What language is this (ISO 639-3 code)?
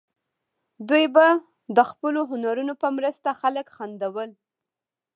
pus